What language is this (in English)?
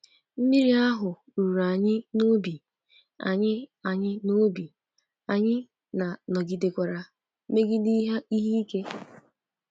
Igbo